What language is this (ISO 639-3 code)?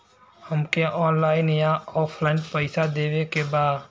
bho